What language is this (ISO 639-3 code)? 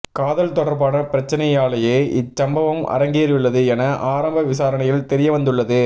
tam